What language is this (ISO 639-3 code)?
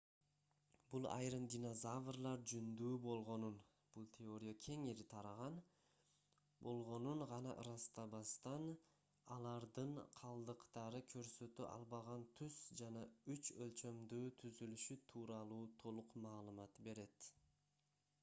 kir